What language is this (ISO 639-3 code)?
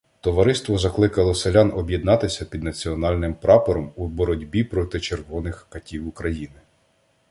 ukr